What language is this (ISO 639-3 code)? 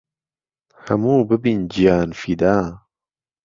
ckb